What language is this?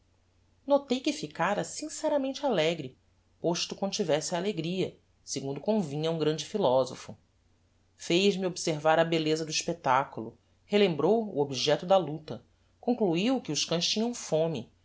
Portuguese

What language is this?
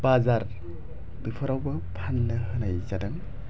Bodo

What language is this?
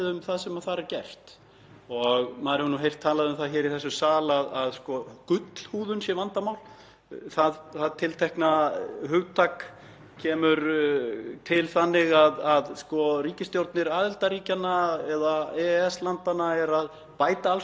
Icelandic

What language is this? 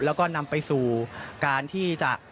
Thai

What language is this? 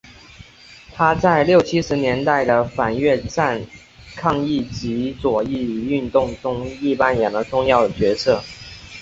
Chinese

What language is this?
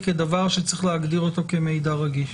Hebrew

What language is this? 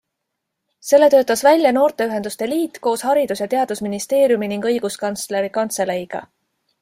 Estonian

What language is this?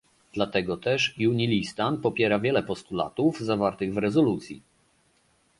Polish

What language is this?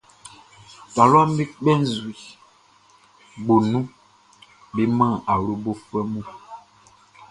Baoulé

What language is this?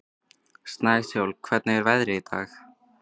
Icelandic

